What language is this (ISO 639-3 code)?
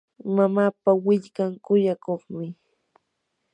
qur